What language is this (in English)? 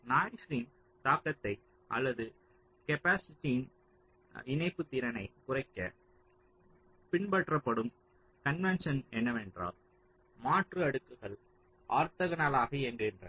Tamil